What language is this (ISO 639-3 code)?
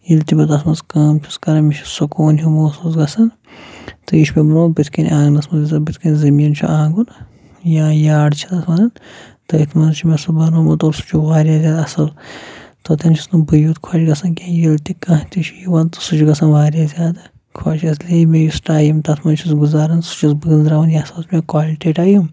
kas